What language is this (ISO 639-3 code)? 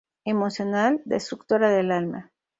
spa